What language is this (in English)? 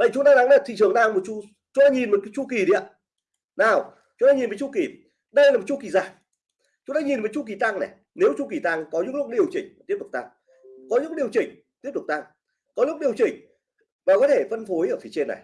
Vietnamese